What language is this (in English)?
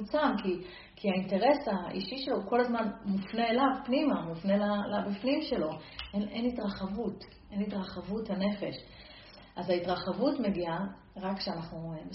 Hebrew